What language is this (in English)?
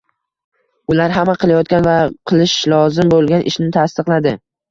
Uzbek